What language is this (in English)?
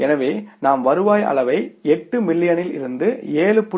Tamil